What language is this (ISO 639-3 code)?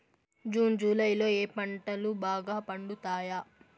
tel